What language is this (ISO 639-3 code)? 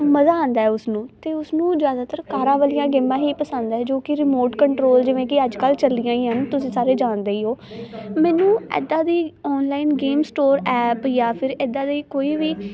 pan